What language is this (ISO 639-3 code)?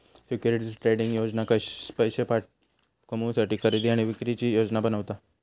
mar